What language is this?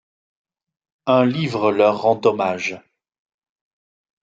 French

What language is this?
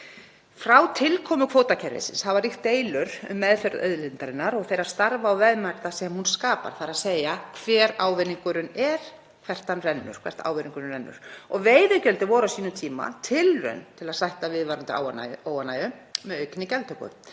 Icelandic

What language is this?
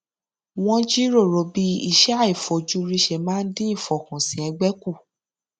Yoruba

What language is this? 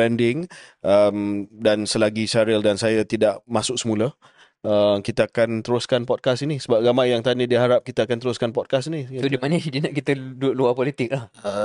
Malay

